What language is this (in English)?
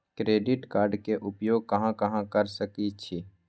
Magahi